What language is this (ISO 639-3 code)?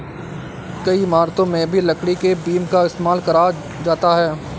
hin